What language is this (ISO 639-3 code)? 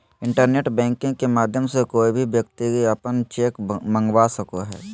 mag